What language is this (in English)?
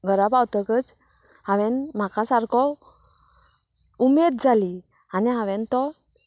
Konkani